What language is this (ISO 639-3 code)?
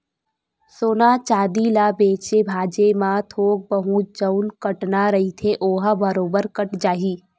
hne